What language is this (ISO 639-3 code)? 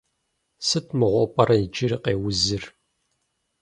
kbd